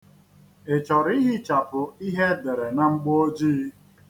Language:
Igbo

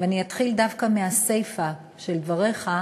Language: Hebrew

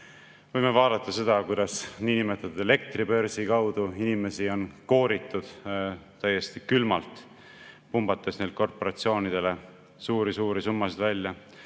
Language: Estonian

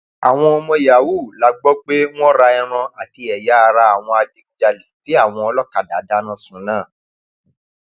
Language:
Yoruba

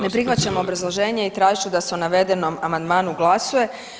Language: Croatian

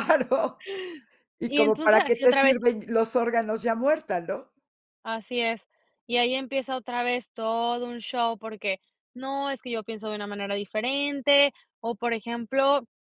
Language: Spanish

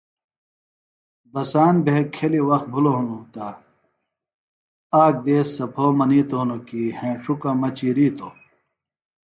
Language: Phalura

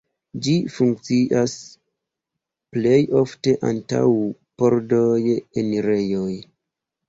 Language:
Esperanto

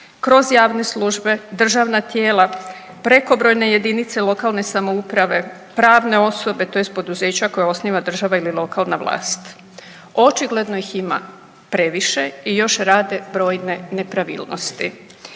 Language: Croatian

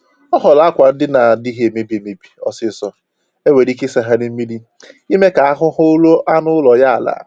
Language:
Igbo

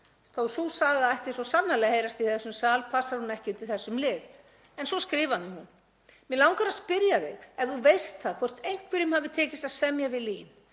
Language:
Icelandic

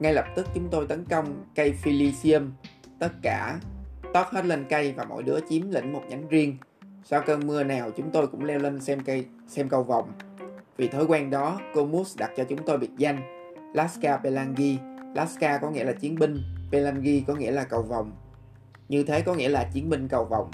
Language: Vietnamese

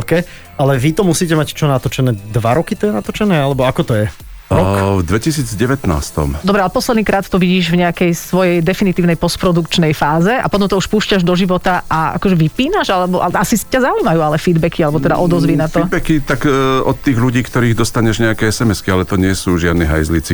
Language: Slovak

